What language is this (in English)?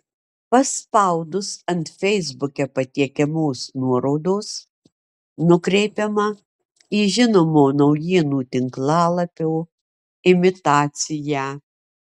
Lithuanian